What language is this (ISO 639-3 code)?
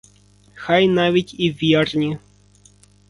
ukr